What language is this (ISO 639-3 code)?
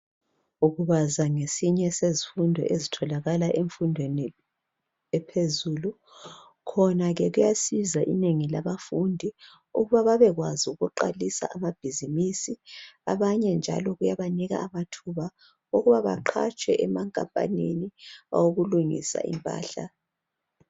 nde